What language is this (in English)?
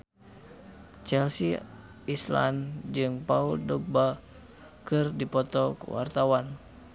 Sundanese